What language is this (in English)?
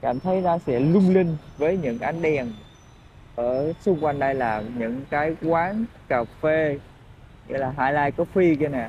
Vietnamese